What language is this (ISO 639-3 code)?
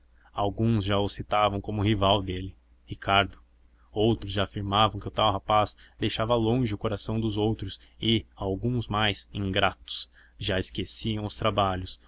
por